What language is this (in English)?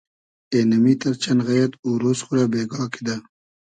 Hazaragi